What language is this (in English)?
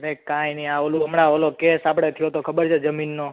Gujarati